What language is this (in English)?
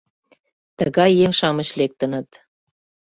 Mari